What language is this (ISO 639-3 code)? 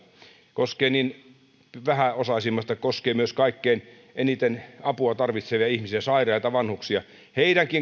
fin